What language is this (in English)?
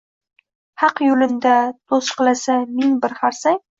Uzbek